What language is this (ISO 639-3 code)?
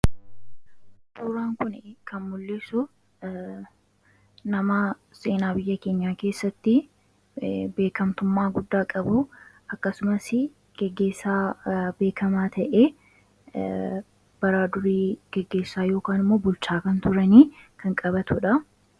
orm